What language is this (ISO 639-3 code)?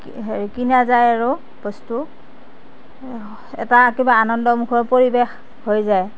asm